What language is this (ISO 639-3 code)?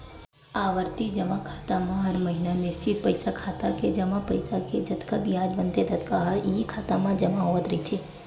hne